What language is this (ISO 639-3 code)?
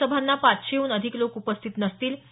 mar